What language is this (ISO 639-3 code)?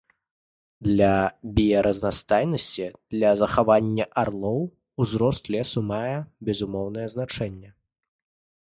bel